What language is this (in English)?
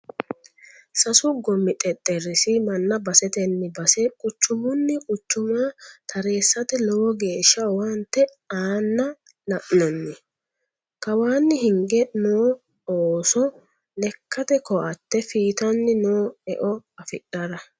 Sidamo